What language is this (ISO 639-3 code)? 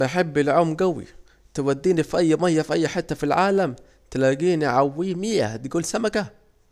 aec